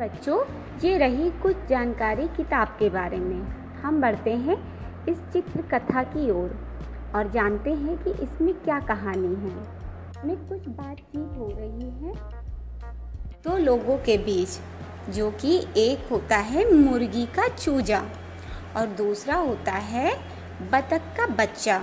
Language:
Hindi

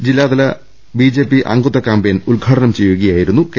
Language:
Malayalam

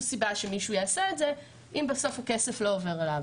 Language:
Hebrew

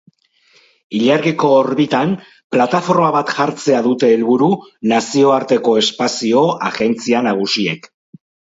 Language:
Basque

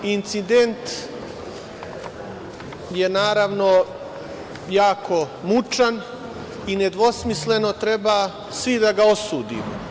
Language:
Serbian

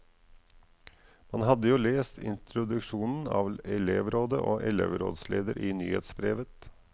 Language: Norwegian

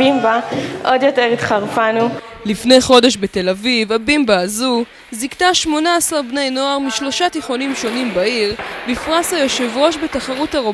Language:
Hebrew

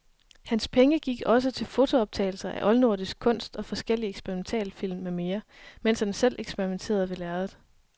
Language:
Danish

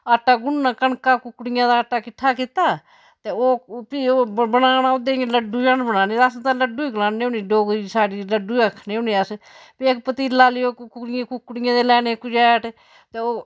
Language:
Dogri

